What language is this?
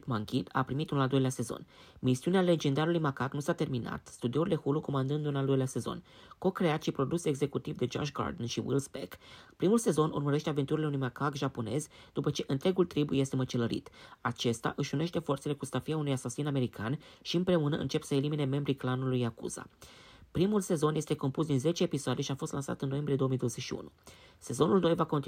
Romanian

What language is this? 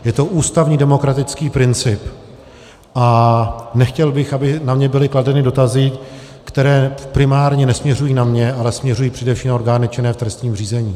Czech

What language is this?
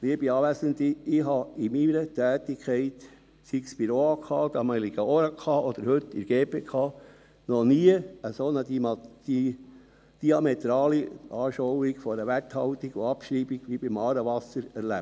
Swiss German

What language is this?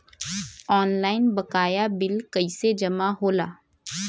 Bhojpuri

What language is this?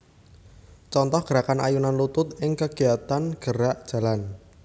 Javanese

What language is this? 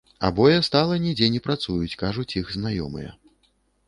Belarusian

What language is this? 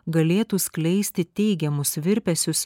Lithuanian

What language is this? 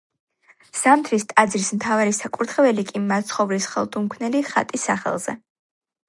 Georgian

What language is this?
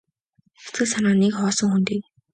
Mongolian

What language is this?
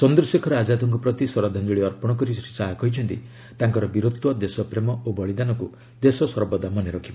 Odia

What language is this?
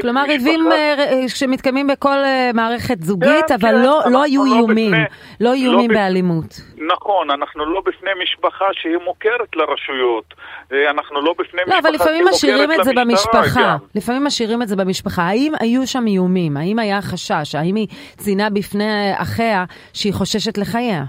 Hebrew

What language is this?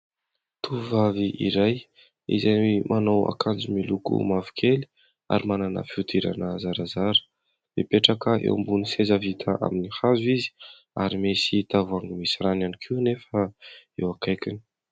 Malagasy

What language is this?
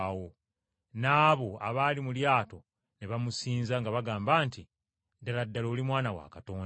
Ganda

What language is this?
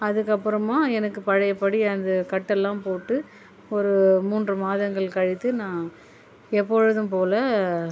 Tamil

